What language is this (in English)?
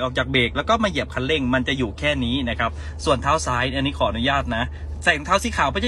Thai